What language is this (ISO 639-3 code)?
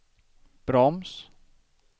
swe